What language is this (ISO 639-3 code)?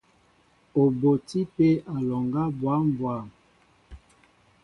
mbo